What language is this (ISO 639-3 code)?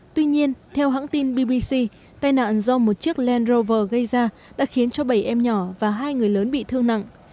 vie